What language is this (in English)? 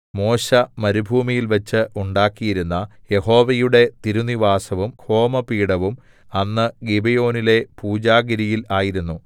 Malayalam